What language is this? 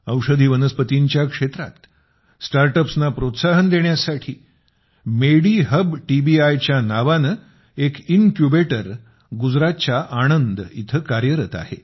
Marathi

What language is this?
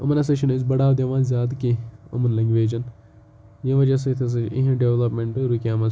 Kashmiri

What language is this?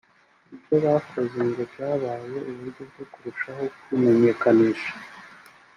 Kinyarwanda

